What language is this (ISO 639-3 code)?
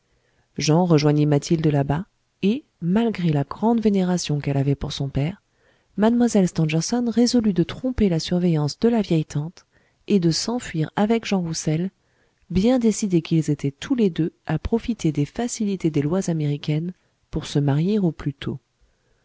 fra